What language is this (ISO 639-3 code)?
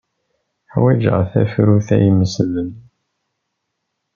kab